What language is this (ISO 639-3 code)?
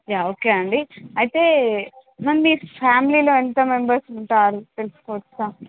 tel